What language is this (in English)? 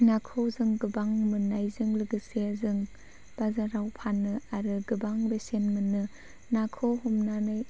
Bodo